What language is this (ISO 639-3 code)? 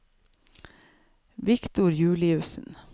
nor